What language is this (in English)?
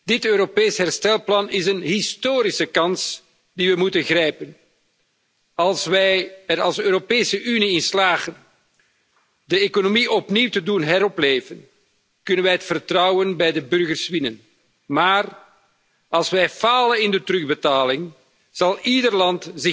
Dutch